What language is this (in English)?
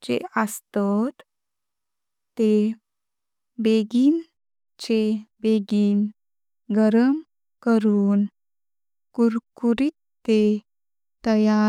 Konkani